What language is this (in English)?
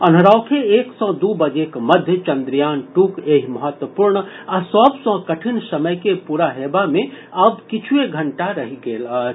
Maithili